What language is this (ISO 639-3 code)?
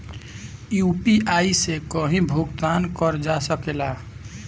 bho